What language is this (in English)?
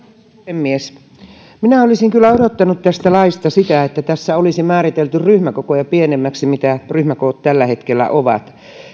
Finnish